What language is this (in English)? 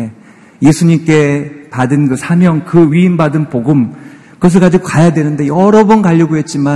Korean